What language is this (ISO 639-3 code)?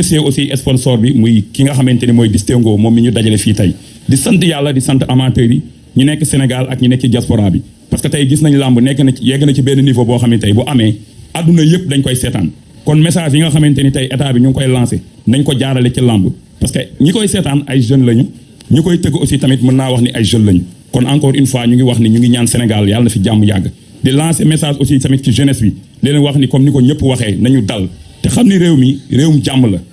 fra